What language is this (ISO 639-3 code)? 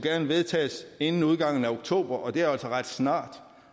dan